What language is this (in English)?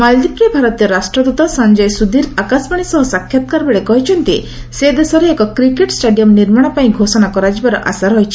Odia